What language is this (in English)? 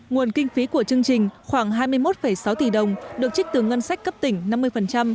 Vietnamese